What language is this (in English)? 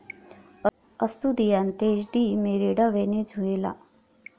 Marathi